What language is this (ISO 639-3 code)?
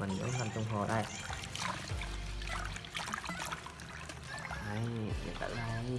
vie